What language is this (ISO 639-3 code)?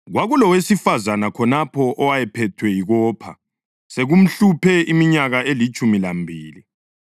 nde